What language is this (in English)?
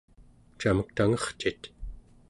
Central Yupik